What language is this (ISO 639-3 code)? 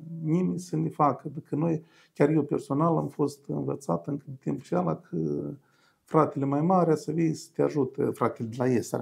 ron